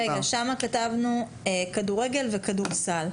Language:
Hebrew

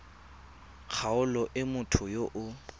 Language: Tswana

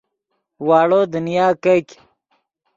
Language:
Yidgha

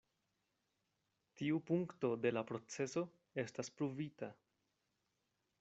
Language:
Esperanto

